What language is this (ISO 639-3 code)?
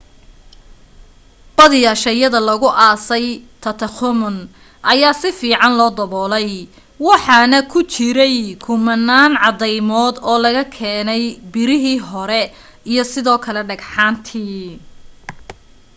som